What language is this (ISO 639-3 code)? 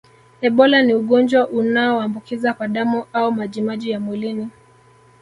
swa